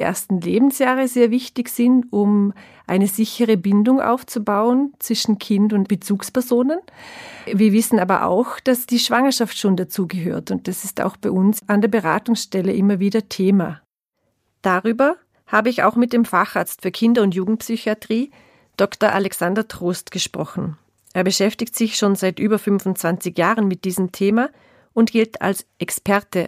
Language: German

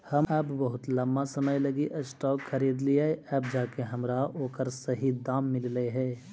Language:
Magahi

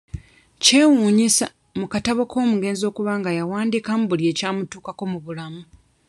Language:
Ganda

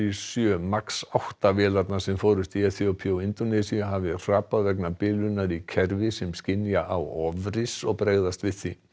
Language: Icelandic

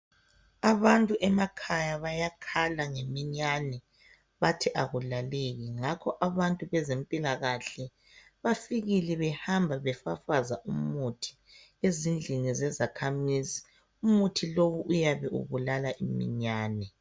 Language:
North Ndebele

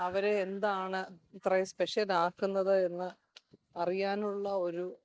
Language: Malayalam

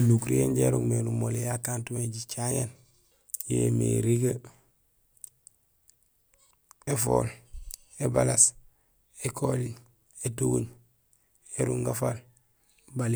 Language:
Gusilay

